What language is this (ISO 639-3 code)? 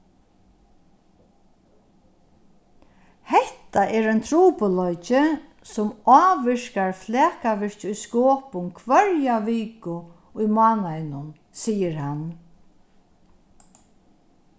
fao